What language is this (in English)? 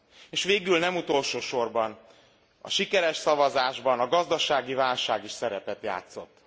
Hungarian